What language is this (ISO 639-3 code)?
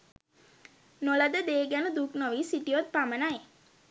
sin